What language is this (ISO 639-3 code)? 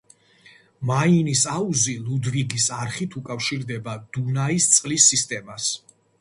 kat